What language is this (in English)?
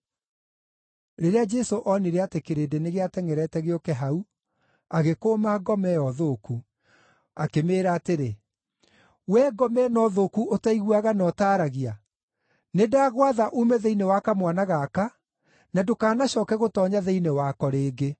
Kikuyu